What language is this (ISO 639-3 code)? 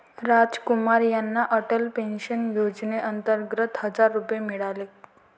mar